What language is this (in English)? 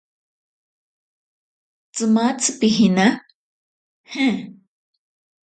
Ashéninka Perené